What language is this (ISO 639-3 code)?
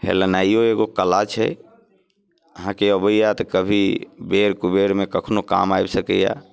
mai